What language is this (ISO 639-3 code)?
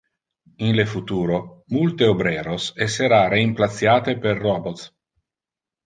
ina